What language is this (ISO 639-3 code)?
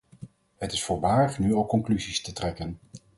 nld